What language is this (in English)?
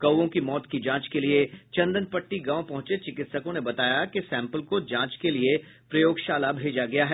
Hindi